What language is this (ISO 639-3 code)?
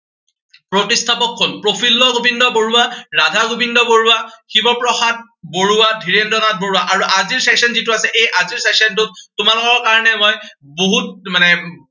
asm